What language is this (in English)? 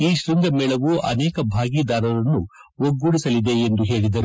Kannada